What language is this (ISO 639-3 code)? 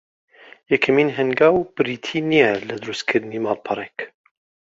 ckb